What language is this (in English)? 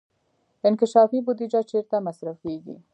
Pashto